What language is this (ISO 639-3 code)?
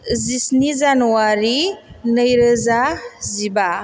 brx